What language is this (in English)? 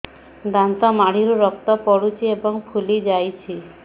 Odia